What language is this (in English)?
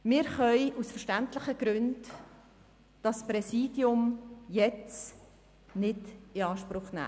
Swiss German